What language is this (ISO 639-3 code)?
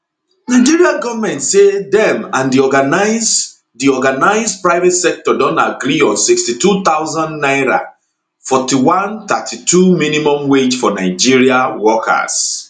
pcm